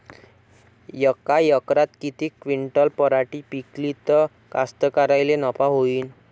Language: Marathi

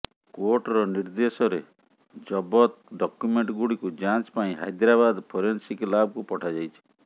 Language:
Odia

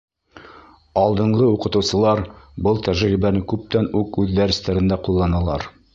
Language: Bashkir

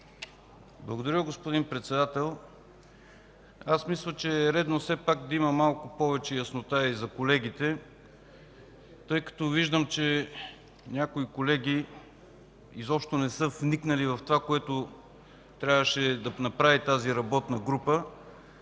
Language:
Bulgarian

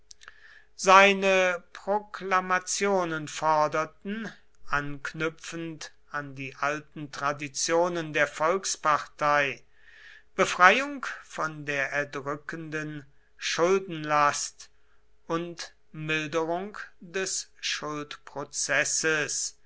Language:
German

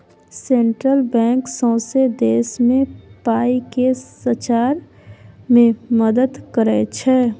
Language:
Maithili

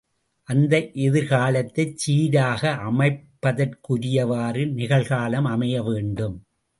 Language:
Tamil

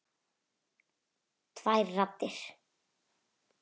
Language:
Icelandic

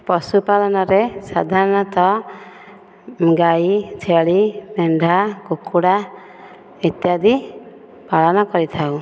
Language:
Odia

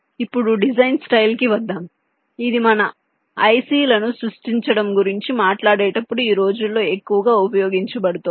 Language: Telugu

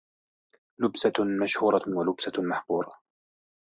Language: Arabic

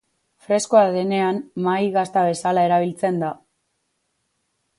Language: Basque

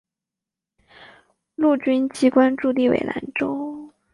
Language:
Chinese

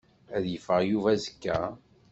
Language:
Kabyle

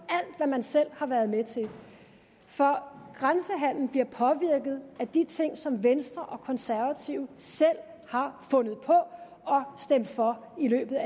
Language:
Danish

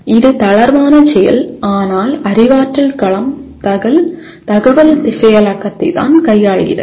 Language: Tamil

